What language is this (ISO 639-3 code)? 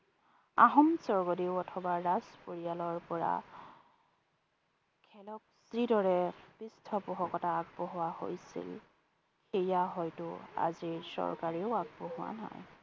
asm